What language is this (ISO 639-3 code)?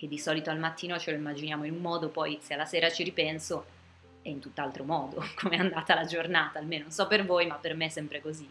ita